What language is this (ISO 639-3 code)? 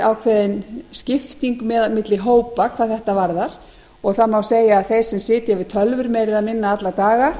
isl